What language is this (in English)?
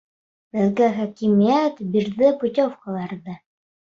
Bashkir